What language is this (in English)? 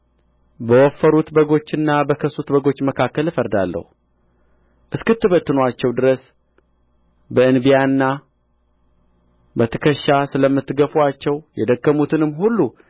Amharic